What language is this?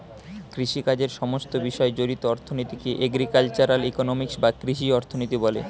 Bangla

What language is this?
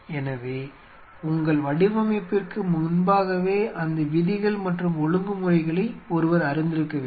Tamil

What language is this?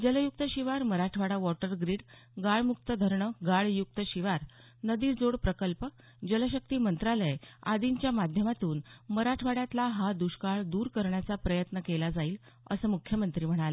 Marathi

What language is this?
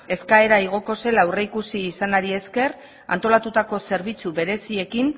Basque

